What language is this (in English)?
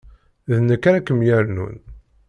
Kabyle